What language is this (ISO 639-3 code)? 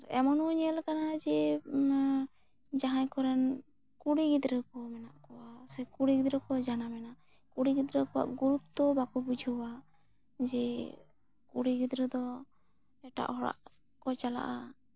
sat